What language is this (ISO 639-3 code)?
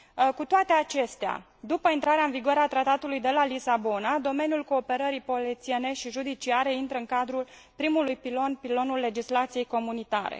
ron